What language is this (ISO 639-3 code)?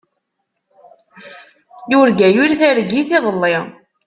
kab